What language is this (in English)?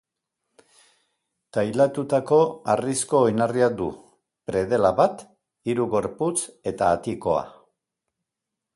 Basque